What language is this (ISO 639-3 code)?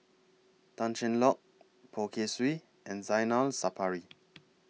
eng